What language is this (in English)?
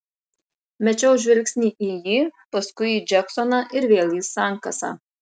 Lithuanian